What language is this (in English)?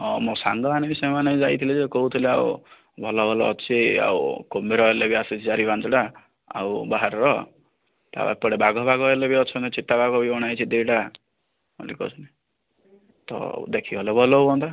Odia